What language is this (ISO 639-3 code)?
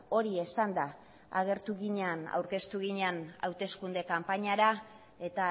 eus